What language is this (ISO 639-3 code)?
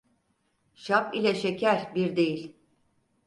tur